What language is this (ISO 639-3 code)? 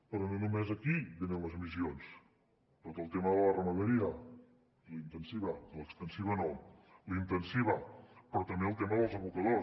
cat